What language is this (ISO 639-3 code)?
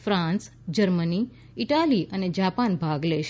guj